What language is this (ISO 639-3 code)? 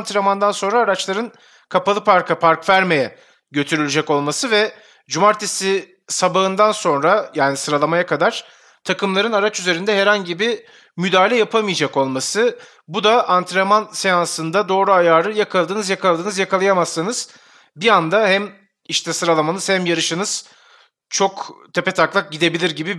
tur